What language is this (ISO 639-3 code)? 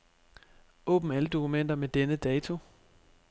dan